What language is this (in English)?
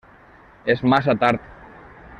Catalan